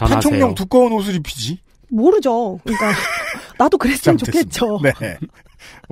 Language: Korean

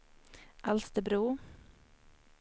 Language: Swedish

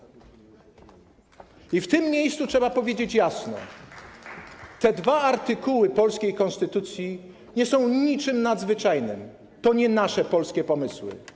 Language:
Polish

